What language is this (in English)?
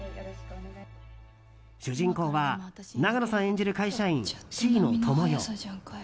Japanese